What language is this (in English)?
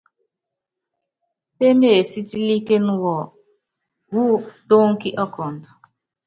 Yangben